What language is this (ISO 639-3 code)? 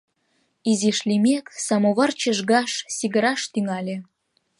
chm